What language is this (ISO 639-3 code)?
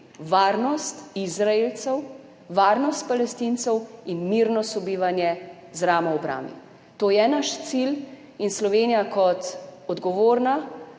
slv